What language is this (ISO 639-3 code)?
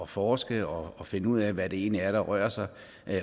dan